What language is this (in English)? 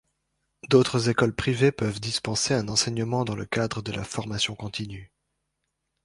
French